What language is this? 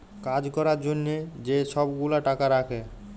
Bangla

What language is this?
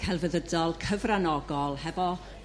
Welsh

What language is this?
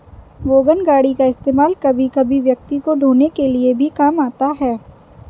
Hindi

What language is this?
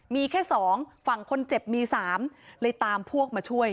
Thai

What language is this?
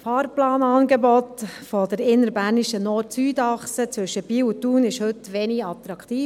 Swiss German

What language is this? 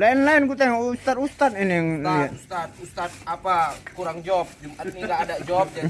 Indonesian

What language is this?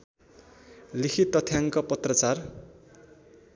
Nepali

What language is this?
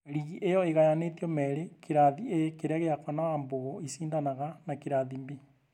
Kikuyu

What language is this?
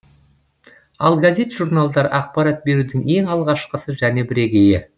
Kazakh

